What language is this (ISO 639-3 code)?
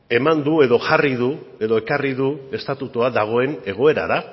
eus